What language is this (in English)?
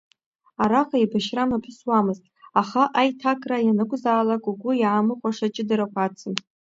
Abkhazian